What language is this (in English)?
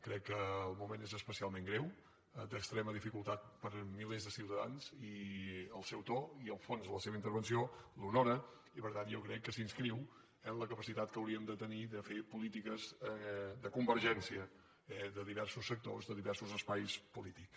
Catalan